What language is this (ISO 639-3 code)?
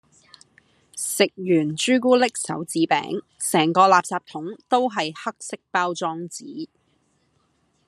yue